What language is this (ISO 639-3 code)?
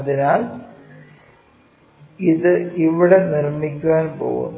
mal